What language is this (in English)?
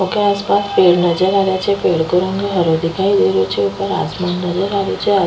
Rajasthani